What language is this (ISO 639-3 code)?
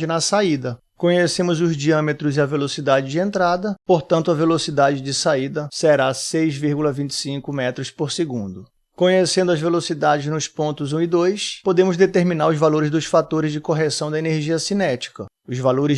por